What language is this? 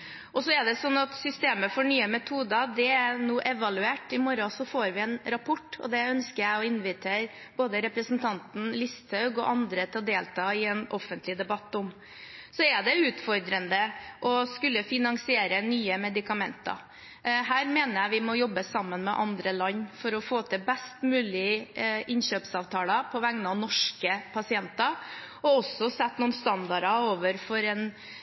Norwegian Bokmål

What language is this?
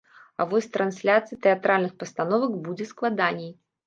Belarusian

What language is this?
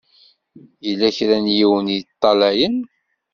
Kabyle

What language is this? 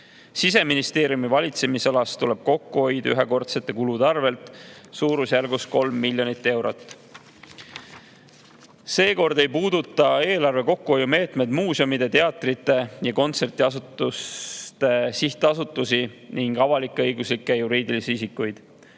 Estonian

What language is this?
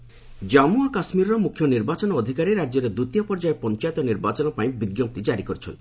Odia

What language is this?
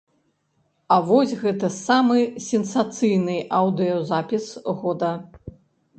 Belarusian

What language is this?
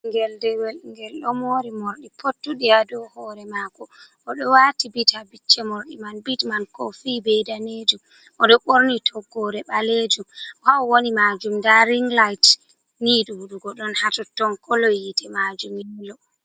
Fula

